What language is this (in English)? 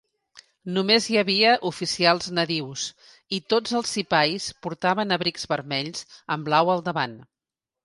Catalan